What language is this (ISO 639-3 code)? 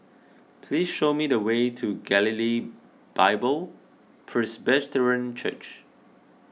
eng